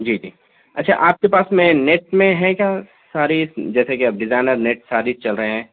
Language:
Urdu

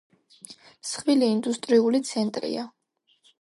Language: Georgian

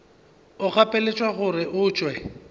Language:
Northern Sotho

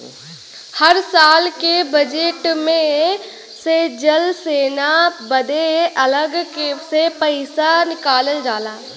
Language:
Bhojpuri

